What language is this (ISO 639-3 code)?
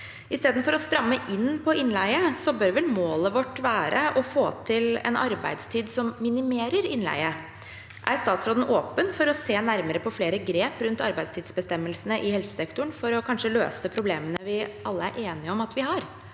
nor